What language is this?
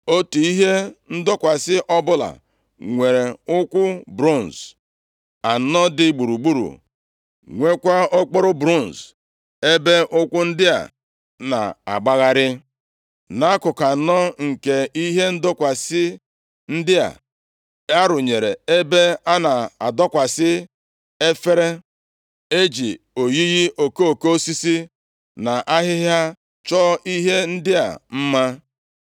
Igbo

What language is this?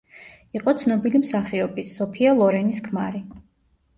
Georgian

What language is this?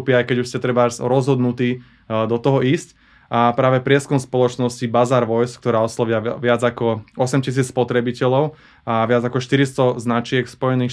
Slovak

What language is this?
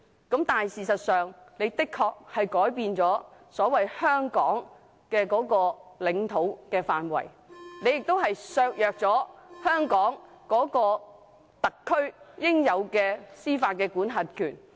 Cantonese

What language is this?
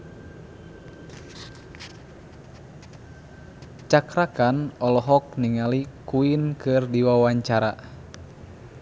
Sundanese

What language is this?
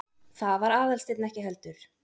Icelandic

